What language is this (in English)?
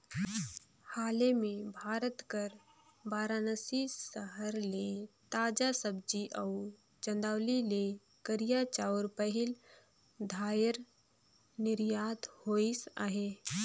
Chhattisgarhi